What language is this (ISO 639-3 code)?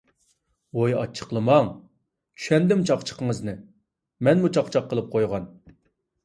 uig